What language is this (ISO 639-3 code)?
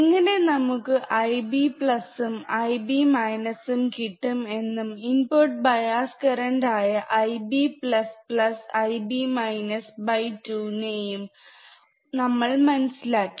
mal